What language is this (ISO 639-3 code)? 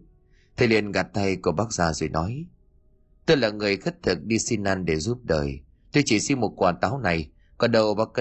vie